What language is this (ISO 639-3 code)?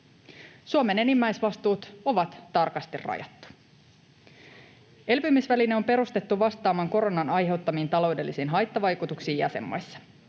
fin